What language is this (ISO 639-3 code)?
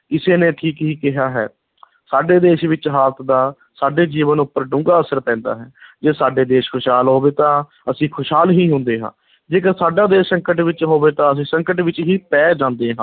pan